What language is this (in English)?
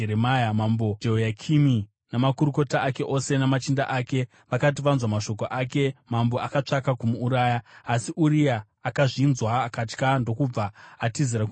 Shona